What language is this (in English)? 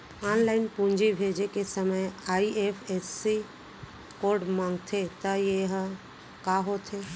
Chhattisgarhi